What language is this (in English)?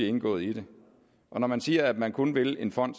Danish